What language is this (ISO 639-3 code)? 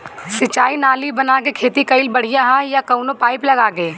bho